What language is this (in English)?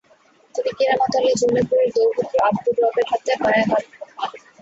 Bangla